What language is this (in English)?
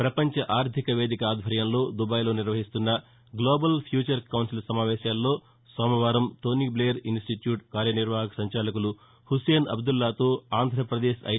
Telugu